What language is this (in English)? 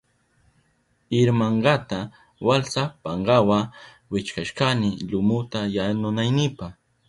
Southern Pastaza Quechua